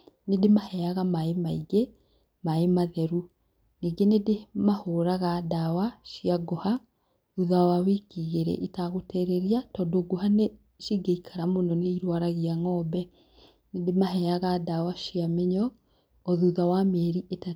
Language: Kikuyu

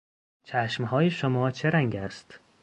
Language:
Persian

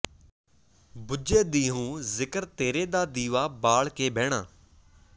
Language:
Punjabi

